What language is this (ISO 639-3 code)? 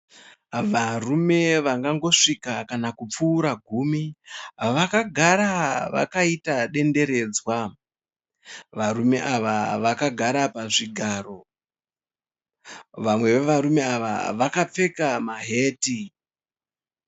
sna